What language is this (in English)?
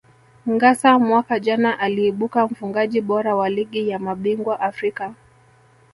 Swahili